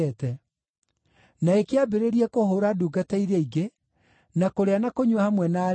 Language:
Kikuyu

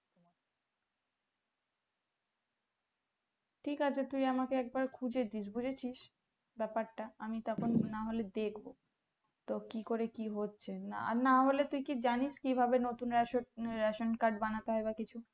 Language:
Bangla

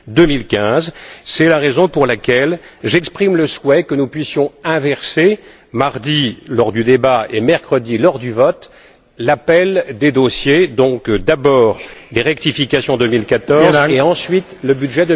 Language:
French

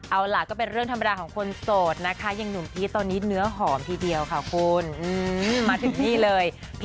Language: Thai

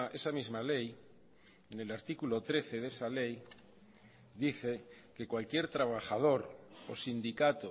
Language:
Spanish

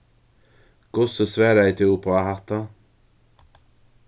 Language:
Faroese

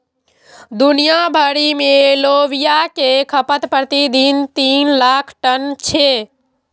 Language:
Maithili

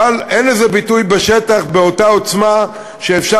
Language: Hebrew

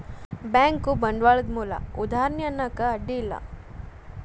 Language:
Kannada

